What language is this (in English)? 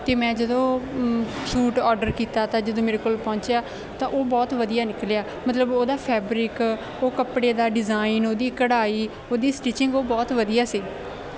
Punjabi